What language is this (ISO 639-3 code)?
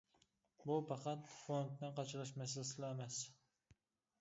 uig